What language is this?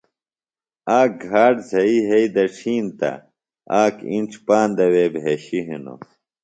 Phalura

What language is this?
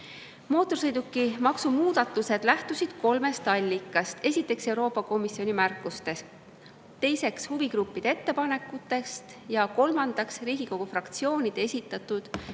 Estonian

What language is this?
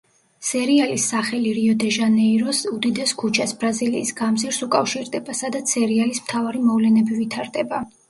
Georgian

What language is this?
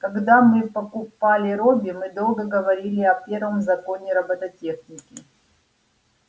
Russian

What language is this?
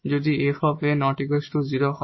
Bangla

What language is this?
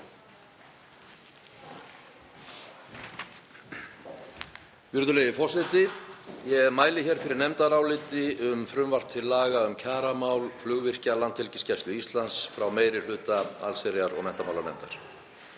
Icelandic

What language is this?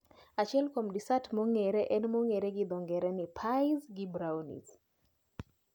Luo (Kenya and Tanzania)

